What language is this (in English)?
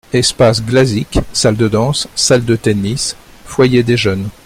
French